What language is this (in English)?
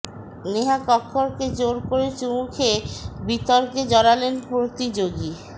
Bangla